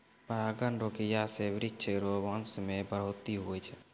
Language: Maithili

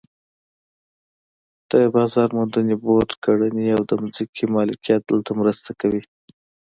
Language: Pashto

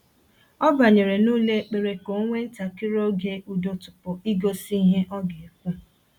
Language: Igbo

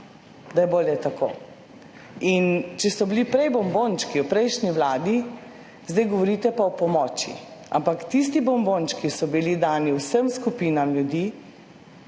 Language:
Slovenian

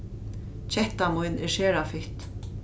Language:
Faroese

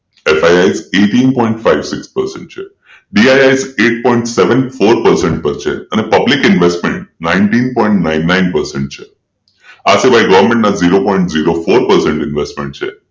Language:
Gujarati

